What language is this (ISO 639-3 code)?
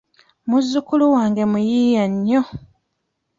lug